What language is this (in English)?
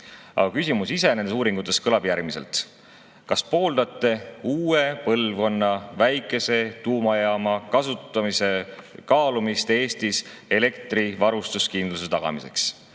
Estonian